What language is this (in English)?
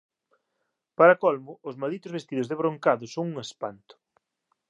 Galician